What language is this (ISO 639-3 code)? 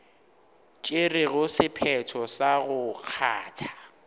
nso